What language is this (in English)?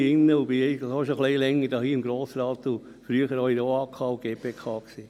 Swiss German